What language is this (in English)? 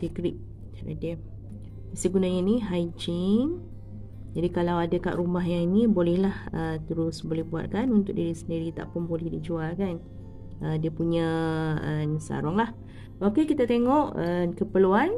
Malay